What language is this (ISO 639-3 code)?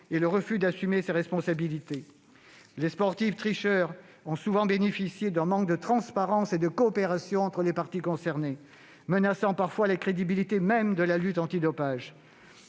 fra